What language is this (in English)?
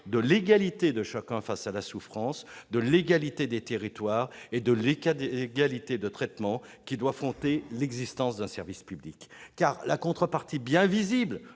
French